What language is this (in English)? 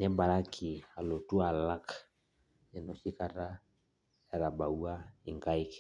Masai